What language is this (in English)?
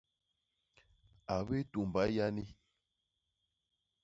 Basaa